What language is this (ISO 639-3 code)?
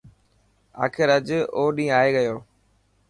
mki